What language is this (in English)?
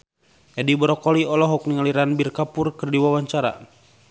Sundanese